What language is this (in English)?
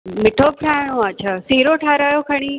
Sindhi